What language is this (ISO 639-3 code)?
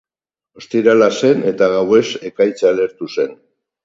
eus